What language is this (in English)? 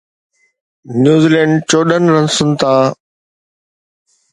Sindhi